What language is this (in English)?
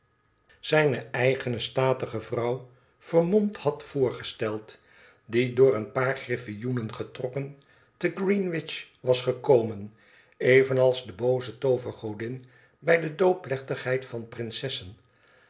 Dutch